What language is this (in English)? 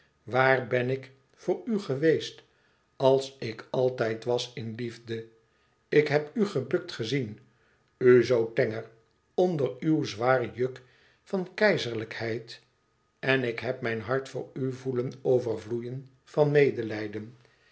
Dutch